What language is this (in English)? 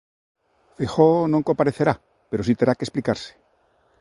Galician